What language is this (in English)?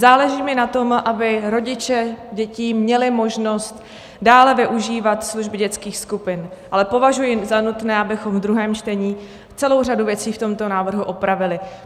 Czech